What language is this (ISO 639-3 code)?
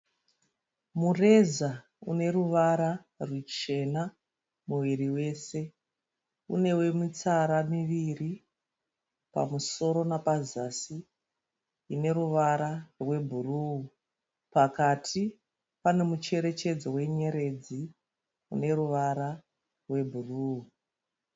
sna